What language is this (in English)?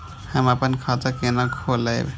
Maithili